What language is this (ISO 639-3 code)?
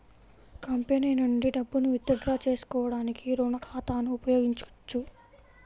tel